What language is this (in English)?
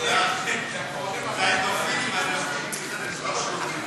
Hebrew